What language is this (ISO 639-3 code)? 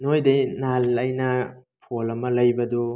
mni